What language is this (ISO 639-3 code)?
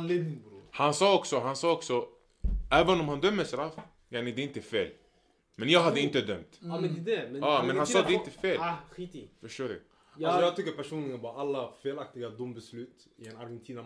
swe